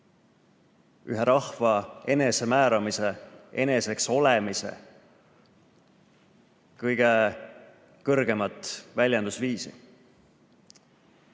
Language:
Estonian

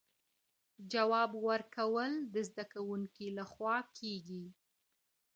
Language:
Pashto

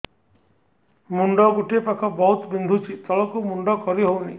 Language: Odia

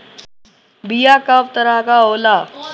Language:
Bhojpuri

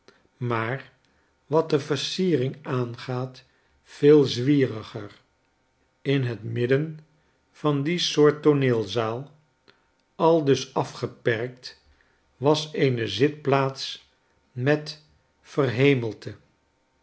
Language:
Dutch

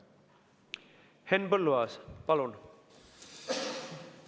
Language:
Estonian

